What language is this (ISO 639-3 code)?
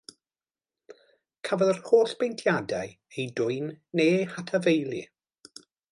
cym